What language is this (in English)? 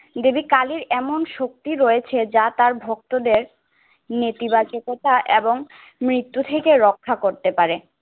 Bangla